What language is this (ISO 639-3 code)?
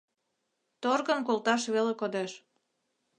chm